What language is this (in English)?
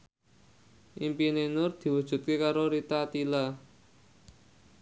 Javanese